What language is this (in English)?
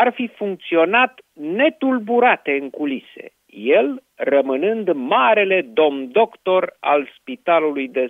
Romanian